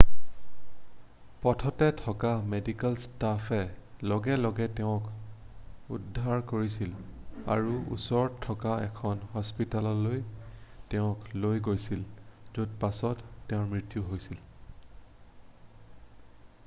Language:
Assamese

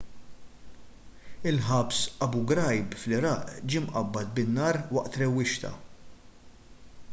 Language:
Maltese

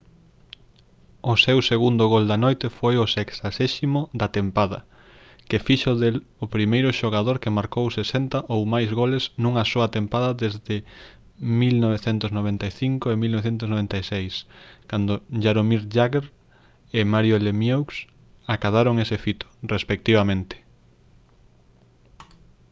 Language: Galician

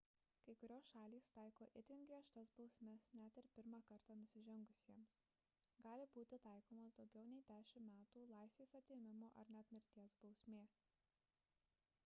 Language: Lithuanian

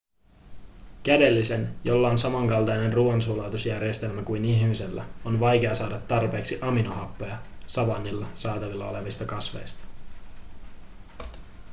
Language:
Finnish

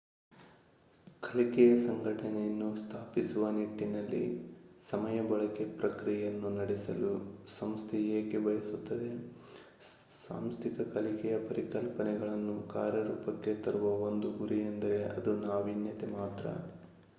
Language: Kannada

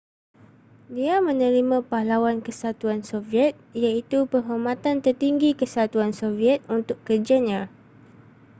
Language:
Malay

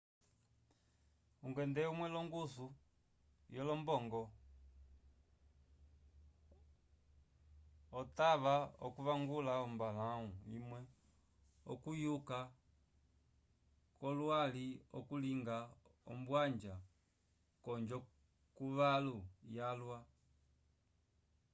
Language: Umbundu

